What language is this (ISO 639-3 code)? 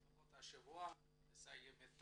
heb